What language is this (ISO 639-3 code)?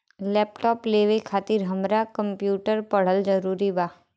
bho